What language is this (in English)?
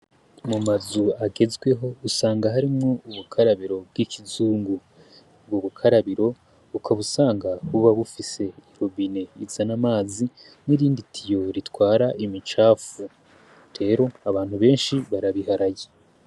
Rundi